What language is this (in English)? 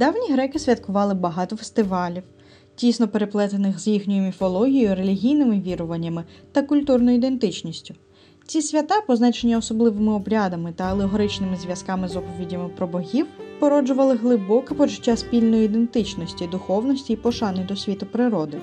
Ukrainian